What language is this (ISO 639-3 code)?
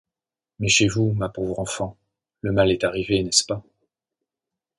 fra